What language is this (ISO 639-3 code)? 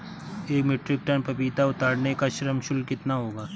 hin